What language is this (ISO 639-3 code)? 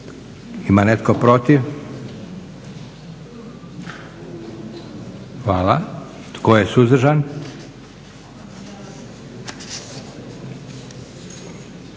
hrv